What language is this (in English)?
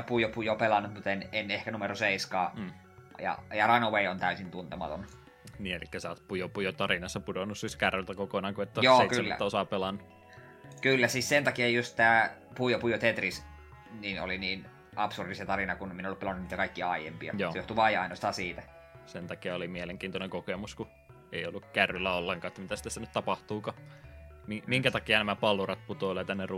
Finnish